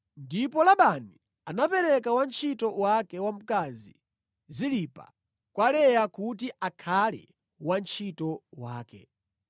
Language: Nyanja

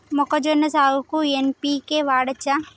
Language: Telugu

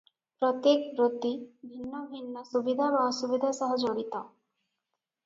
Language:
Odia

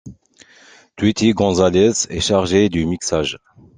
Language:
French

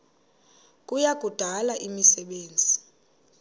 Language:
Xhosa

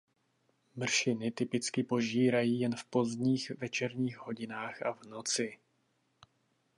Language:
Czech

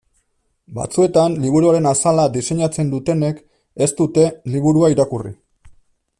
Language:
Basque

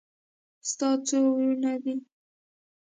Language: Pashto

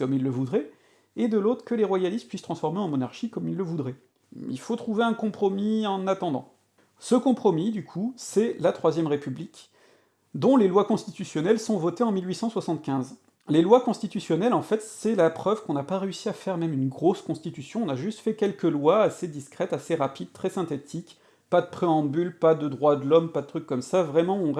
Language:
French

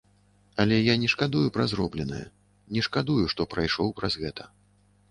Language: Belarusian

